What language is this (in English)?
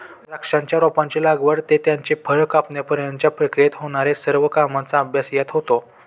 Marathi